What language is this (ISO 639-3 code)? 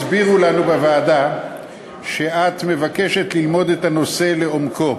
heb